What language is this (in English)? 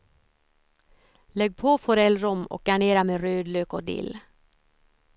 Swedish